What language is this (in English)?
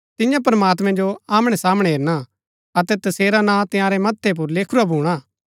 Gaddi